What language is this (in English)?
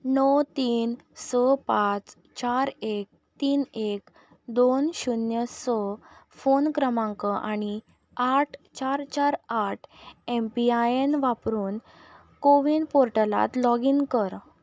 Konkani